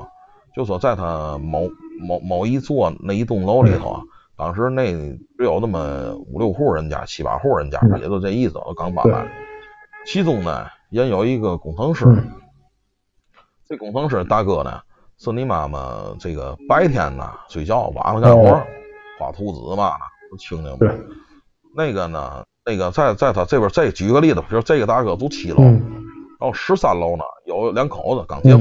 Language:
Chinese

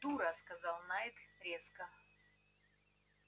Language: Russian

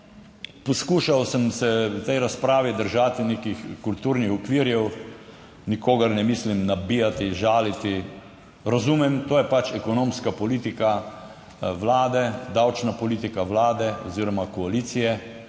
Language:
Slovenian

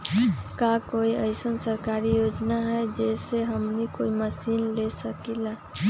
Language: Magahi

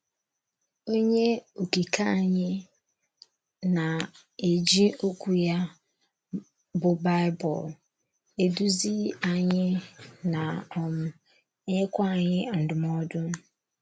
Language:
Igbo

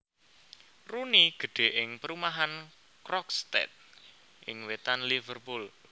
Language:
Javanese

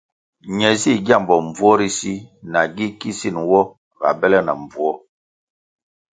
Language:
Kwasio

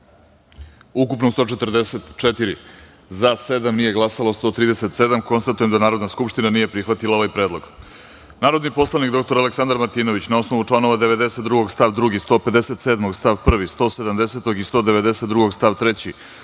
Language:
Serbian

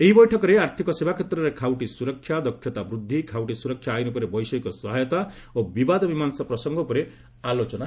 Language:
Odia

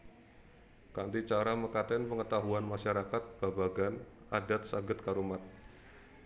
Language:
Javanese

